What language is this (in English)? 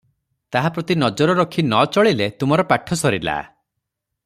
Odia